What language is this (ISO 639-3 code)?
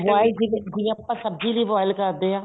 pan